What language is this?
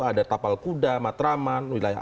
Indonesian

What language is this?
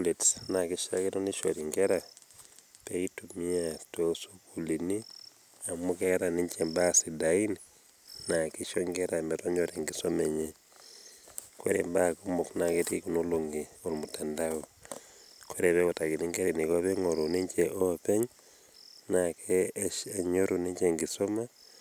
Masai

